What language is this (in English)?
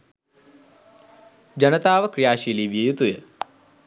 Sinhala